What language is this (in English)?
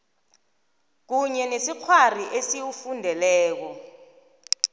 South Ndebele